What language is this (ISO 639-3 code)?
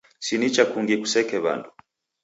dav